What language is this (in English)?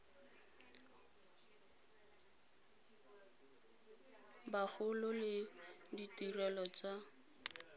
Tswana